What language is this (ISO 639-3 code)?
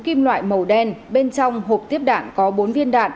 vie